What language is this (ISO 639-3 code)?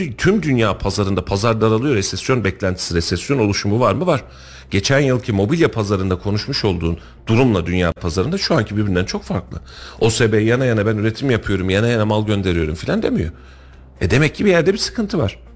tur